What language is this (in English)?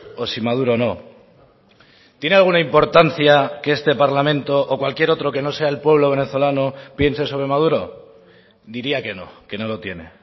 Spanish